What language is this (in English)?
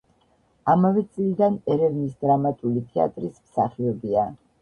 Georgian